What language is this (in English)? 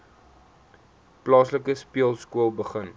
Afrikaans